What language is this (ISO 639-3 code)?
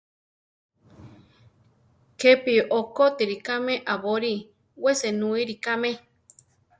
tar